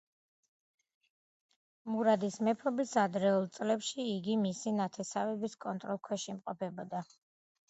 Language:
Georgian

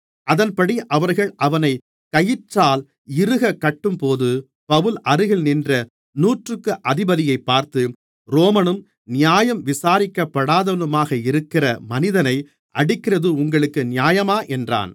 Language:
Tamil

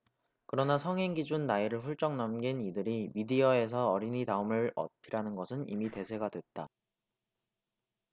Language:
Korean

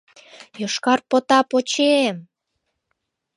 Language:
Mari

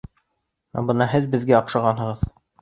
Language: Bashkir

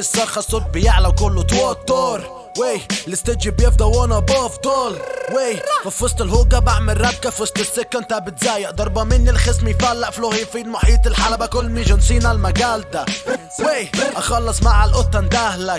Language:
Arabic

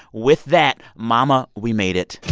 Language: English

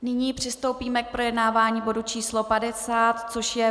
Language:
Czech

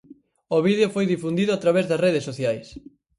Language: Galician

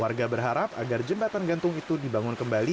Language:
Indonesian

